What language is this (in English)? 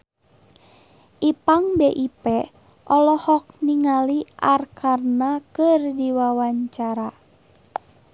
Sundanese